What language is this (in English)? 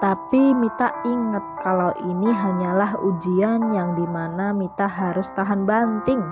Indonesian